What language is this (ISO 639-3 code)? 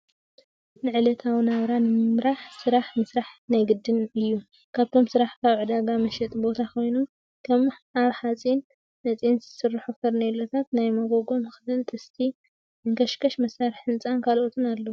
tir